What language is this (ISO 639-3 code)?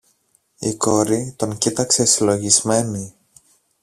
ell